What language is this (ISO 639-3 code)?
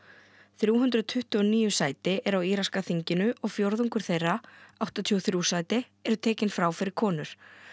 isl